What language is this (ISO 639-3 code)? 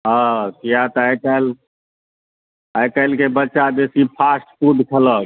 mai